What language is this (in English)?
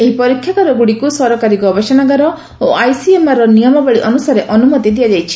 Odia